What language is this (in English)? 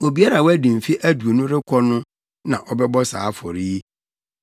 Akan